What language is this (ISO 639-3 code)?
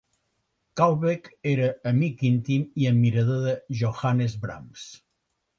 cat